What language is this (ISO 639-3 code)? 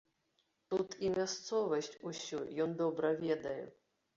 bel